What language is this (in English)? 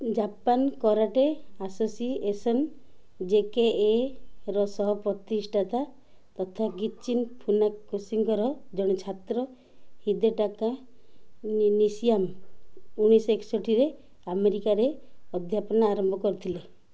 Odia